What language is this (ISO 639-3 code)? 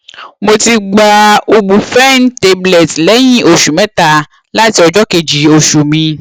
yor